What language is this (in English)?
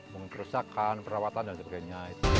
Indonesian